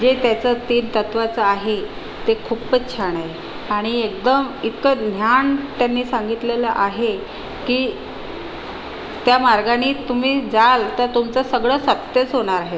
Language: Marathi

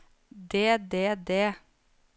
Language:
Norwegian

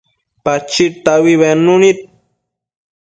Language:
Matsés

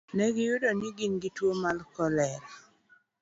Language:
Luo (Kenya and Tanzania)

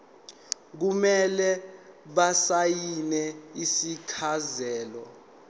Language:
Zulu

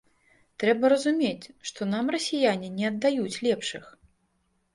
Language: Belarusian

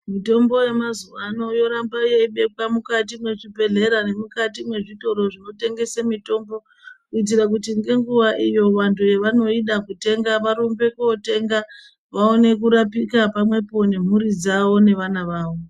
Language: Ndau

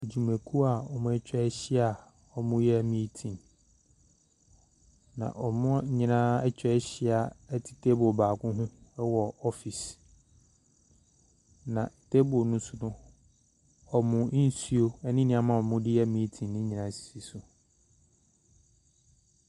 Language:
Akan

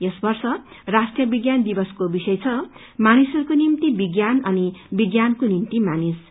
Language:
Nepali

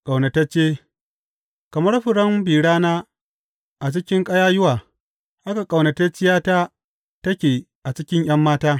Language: Hausa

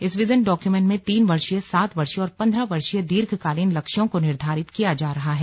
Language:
Hindi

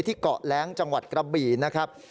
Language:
Thai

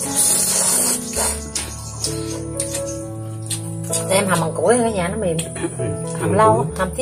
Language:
Vietnamese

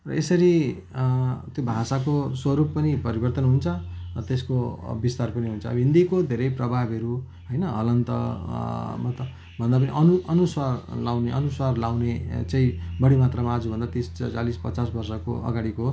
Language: Nepali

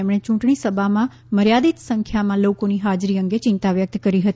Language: Gujarati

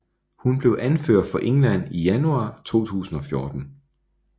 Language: Danish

